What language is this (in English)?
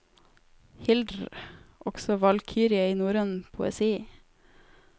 Norwegian